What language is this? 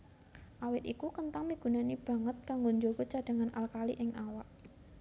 Javanese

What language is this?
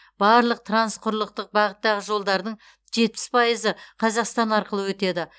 Kazakh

